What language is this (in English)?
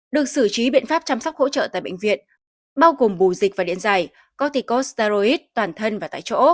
Vietnamese